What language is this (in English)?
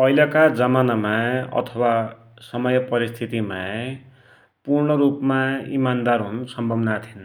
Dotyali